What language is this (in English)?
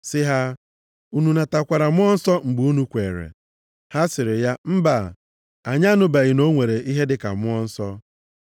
Igbo